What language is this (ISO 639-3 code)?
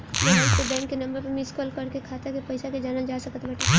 bho